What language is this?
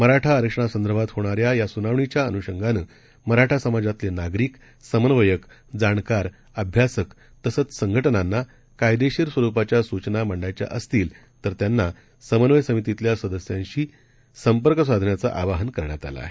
Marathi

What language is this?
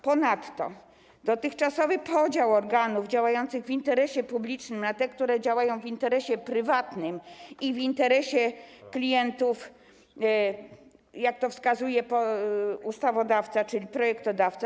Polish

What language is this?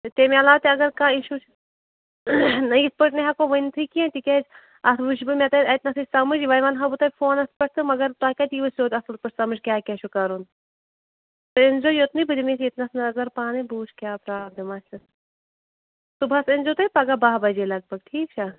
Kashmiri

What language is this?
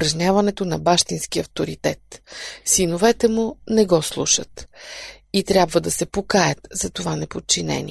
Bulgarian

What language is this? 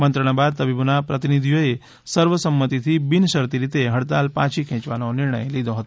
Gujarati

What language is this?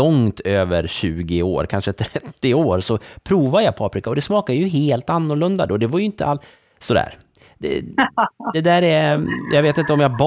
Swedish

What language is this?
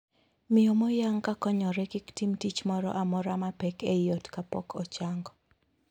Luo (Kenya and Tanzania)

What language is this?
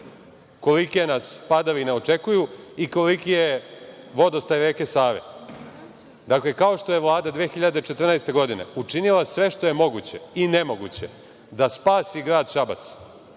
Serbian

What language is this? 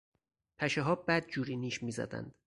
Persian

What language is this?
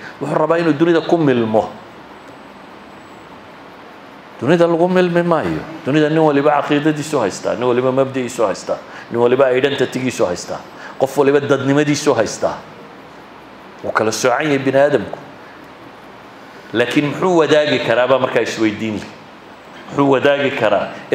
Arabic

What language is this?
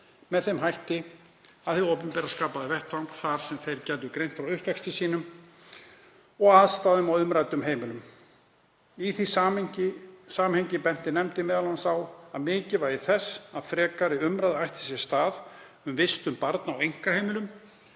Icelandic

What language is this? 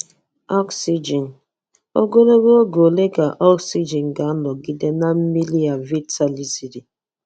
Igbo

